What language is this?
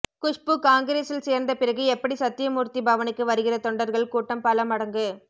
Tamil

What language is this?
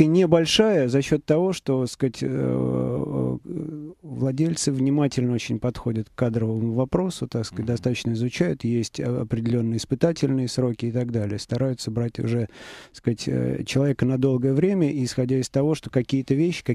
Russian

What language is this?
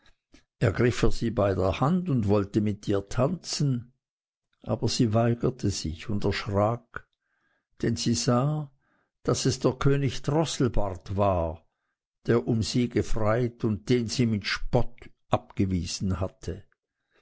German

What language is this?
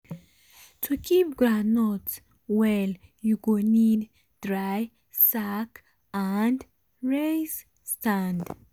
Nigerian Pidgin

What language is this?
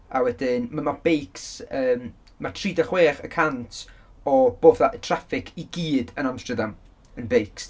Welsh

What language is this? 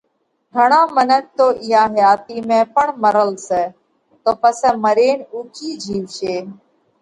Parkari Koli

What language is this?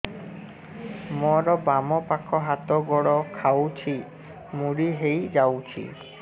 Odia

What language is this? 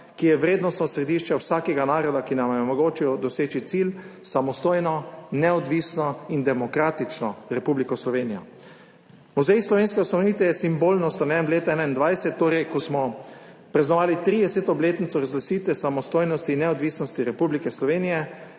Slovenian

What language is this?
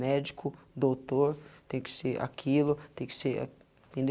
Portuguese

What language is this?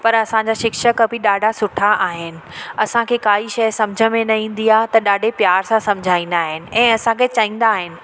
Sindhi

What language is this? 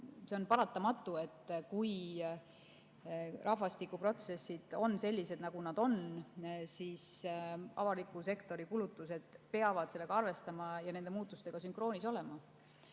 Estonian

